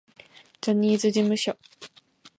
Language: Japanese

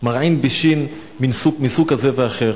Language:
Hebrew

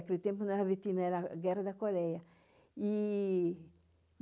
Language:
Portuguese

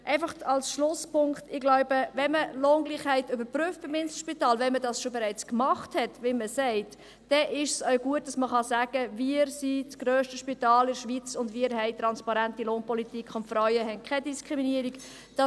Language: Swiss German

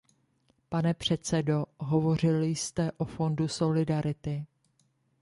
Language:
Czech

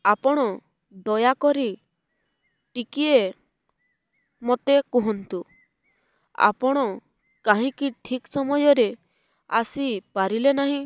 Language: Odia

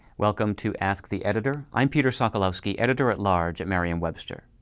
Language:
English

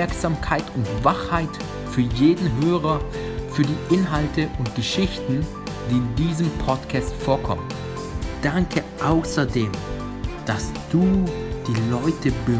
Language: German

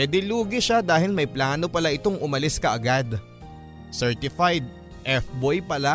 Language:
Filipino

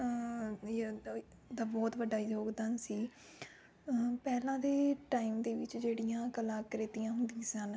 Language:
Punjabi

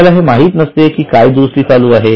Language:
Marathi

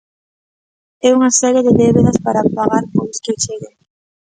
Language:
Galician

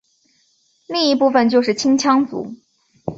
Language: Chinese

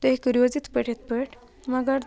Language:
Kashmiri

